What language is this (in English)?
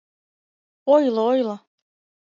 Mari